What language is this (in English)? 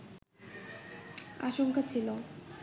Bangla